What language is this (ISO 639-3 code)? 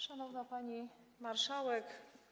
pol